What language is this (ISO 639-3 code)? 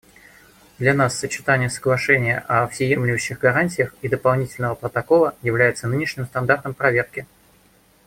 rus